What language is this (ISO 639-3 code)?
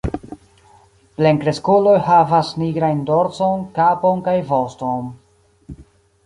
epo